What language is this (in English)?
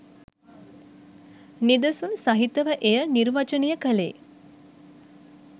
Sinhala